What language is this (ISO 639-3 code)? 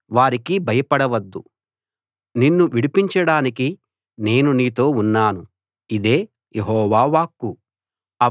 tel